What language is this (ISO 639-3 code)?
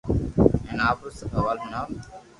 lrk